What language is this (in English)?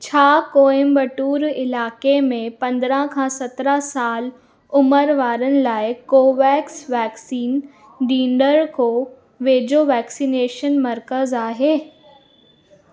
Sindhi